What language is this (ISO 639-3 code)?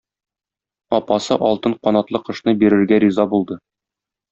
tat